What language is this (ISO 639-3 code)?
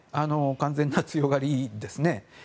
jpn